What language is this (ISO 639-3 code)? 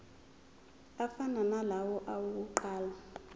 zul